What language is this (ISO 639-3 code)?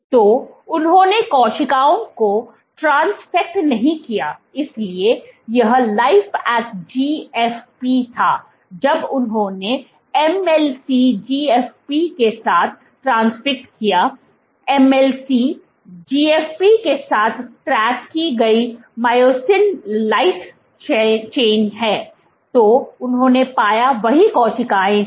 hin